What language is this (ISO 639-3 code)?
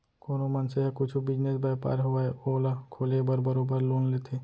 hne